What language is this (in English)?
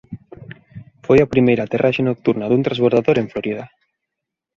Galician